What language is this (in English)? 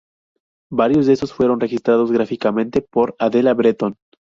Spanish